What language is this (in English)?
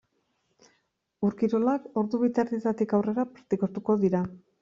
Basque